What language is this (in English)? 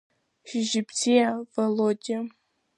Abkhazian